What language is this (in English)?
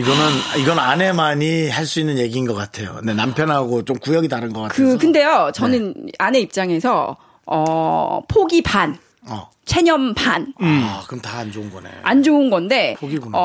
Korean